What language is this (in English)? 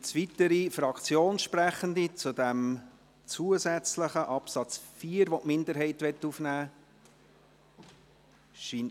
Swiss German